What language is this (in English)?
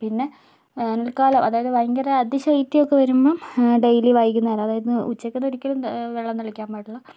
Malayalam